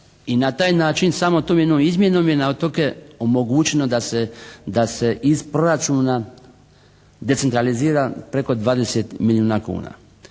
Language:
Croatian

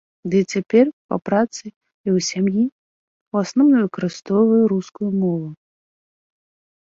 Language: Belarusian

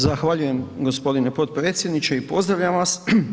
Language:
Croatian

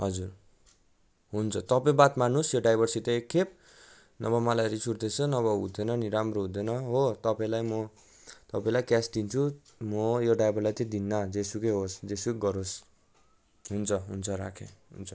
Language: Nepali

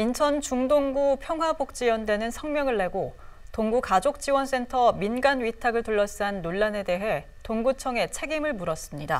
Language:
Korean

